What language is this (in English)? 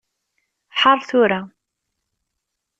Kabyle